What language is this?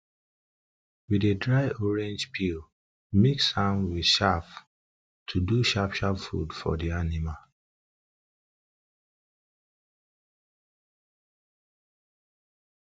Nigerian Pidgin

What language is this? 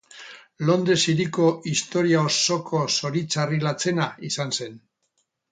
Basque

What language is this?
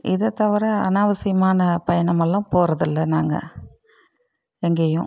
Tamil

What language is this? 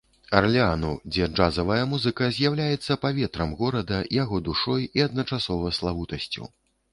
Belarusian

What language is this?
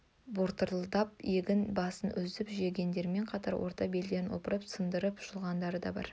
Kazakh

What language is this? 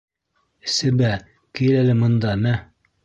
Bashkir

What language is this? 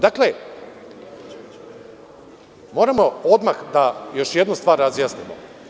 Serbian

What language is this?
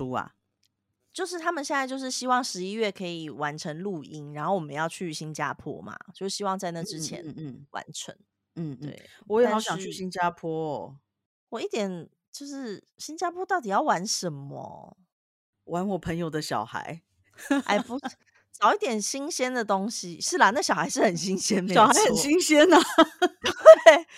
Chinese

